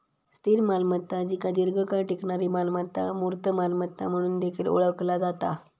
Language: Marathi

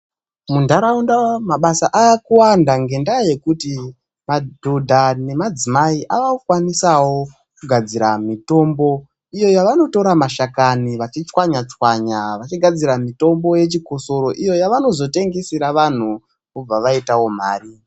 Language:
Ndau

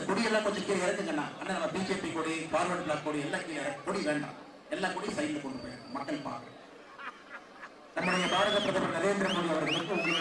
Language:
Romanian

